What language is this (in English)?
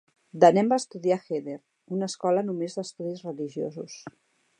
Catalan